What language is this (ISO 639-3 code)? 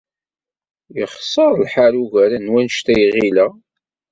kab